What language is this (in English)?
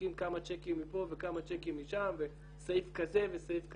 Hebrew